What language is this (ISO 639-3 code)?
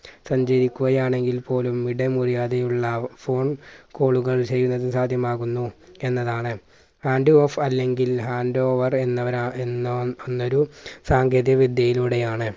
mal